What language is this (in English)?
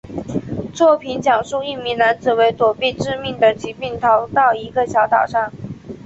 Chinese